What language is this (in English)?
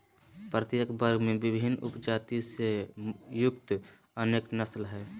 Magahi